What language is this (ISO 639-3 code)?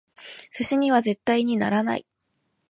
jpn